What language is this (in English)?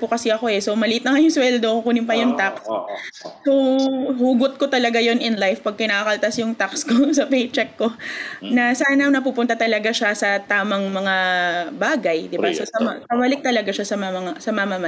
Filipino